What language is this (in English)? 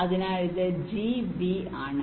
Malayalam